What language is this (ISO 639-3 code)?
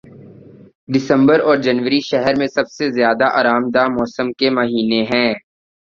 urd